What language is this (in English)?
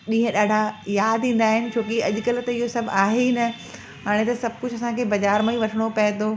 Sindhi